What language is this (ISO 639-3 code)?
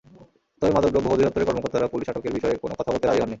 ben